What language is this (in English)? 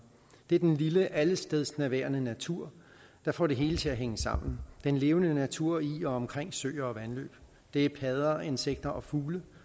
Danish